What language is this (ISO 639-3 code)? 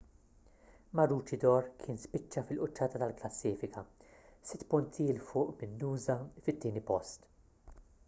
mlt